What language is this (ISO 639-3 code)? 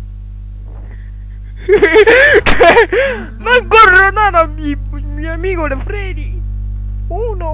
spa